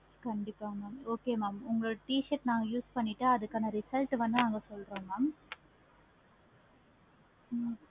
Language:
Tamil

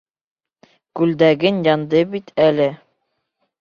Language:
Bashkir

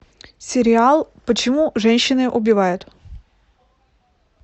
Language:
Russian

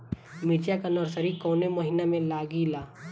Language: Bhojpuri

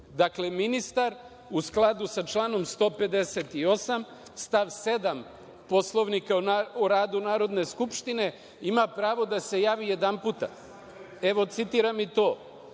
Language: Serbian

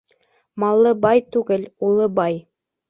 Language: Bashkir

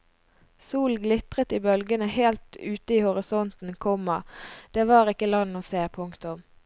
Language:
Norwegian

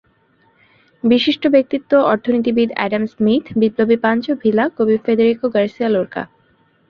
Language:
Bangla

